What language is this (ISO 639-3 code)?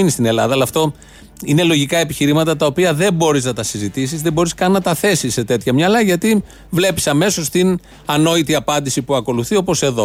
ell